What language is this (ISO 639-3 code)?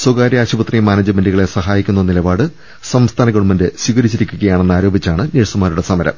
mal